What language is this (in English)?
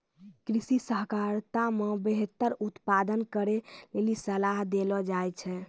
Maithili